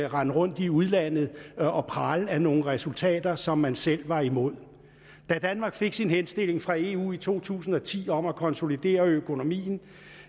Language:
Danish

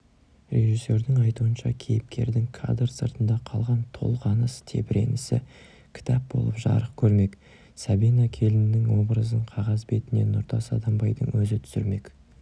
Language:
Kazakh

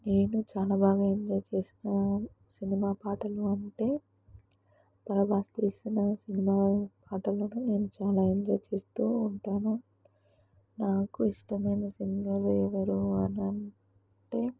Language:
Telugu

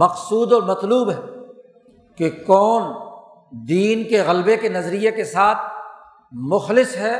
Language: Urdu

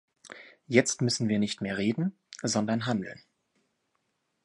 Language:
German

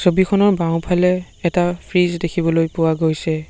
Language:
Assamese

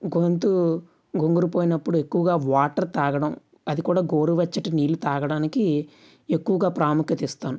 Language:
Telugu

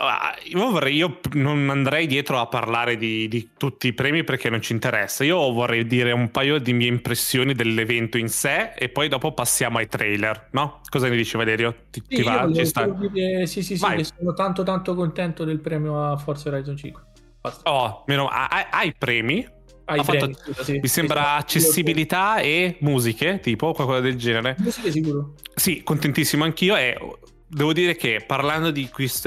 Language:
Italian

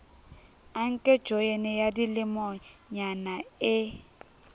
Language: Southern Sotho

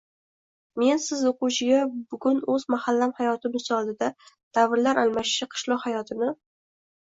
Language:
Uzbek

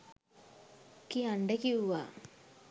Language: Sinhala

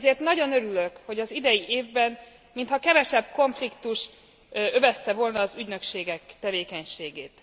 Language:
Hungarian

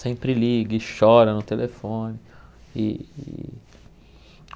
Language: Portuguese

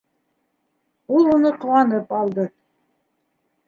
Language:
Bashkir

